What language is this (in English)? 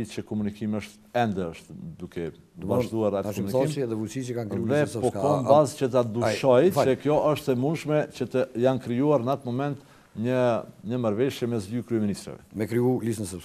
Romanian